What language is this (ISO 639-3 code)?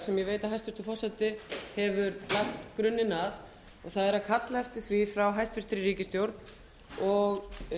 isl